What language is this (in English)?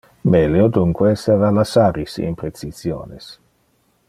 Interlingua